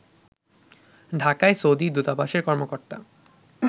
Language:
Bangla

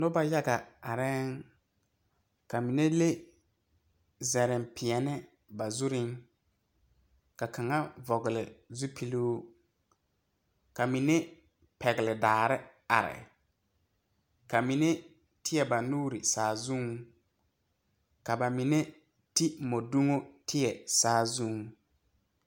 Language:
Southern Dagaare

